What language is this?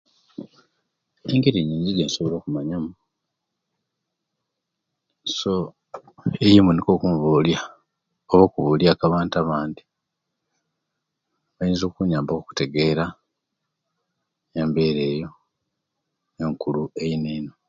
Kenyi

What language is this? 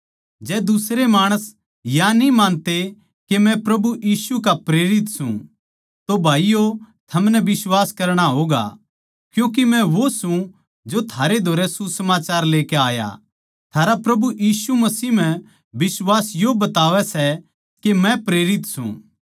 Haryanvi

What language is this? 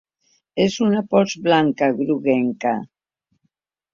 Catalan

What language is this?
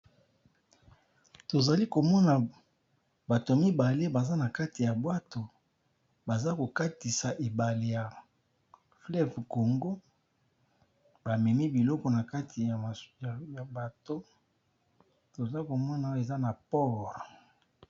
Lingala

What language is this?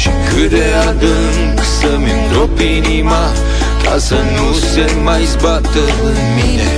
Romanian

